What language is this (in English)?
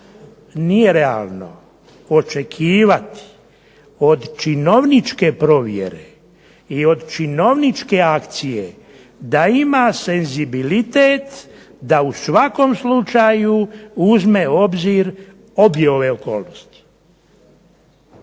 Croatian